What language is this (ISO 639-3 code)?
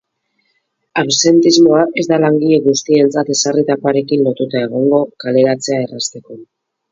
eus